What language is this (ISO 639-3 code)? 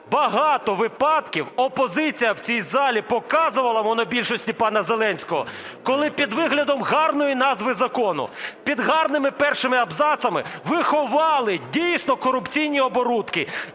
ukr